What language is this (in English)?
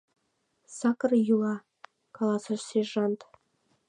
Mari